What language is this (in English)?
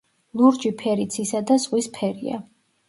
Georgian